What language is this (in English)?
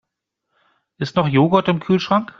German